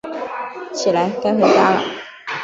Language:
Chinese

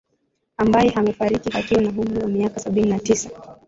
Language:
Swahili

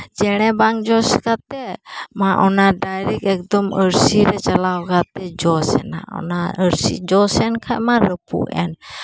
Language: Santali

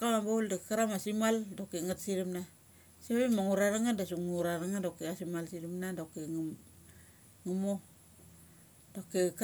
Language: Mali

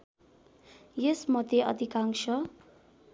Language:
Nepali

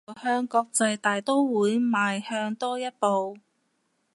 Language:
Cantonese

